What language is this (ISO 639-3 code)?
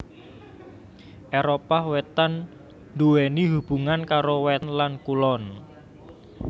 jav